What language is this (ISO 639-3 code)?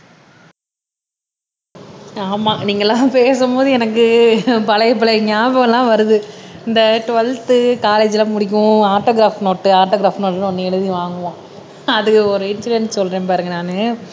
tam